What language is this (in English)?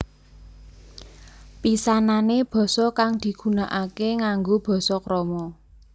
Javanese